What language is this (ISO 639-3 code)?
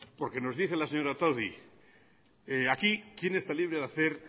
spa